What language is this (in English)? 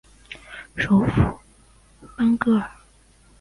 Chinese